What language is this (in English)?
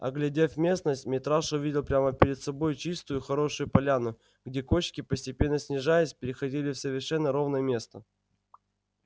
Russian